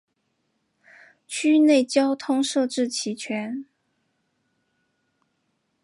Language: Chinese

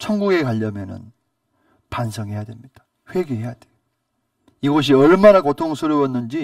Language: Korean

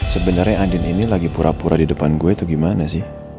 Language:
Indonesian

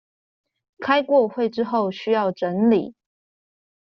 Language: Chinese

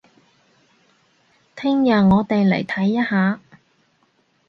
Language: Cantonese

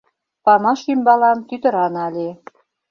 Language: Mari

